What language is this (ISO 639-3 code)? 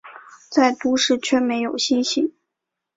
zho